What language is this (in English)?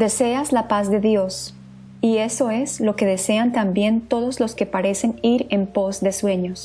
Spanish